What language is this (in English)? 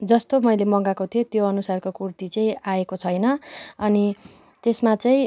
Nepali